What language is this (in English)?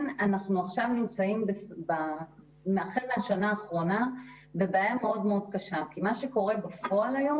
Hebrew